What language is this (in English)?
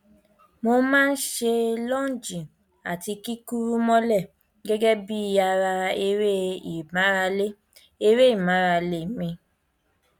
Yoruba